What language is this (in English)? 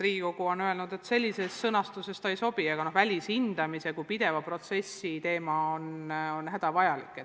Estonian